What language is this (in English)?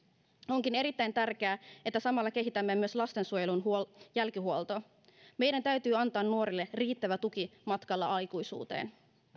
Finnish